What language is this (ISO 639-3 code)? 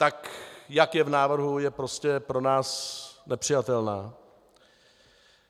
ces